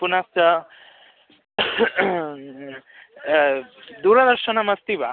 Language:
Sanskrit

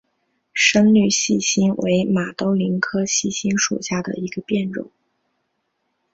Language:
Chinese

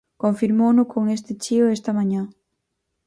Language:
Galician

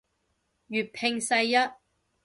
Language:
Cantonese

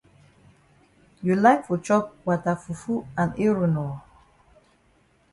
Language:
Cameroon Pidgin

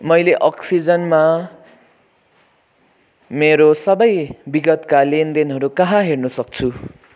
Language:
Nepali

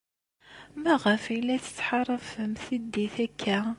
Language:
Kabyle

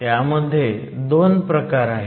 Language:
Marathi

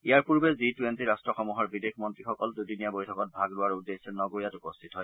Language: Assamese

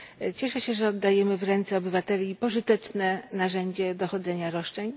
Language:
Polish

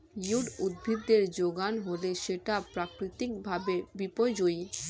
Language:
Bangla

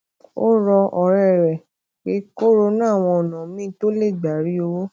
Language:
Yoruba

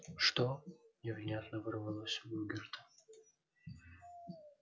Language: Russian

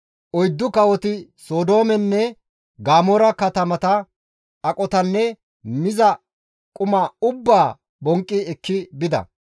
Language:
Gamo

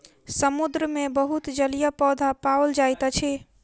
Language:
Maithili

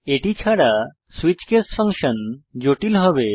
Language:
Bangla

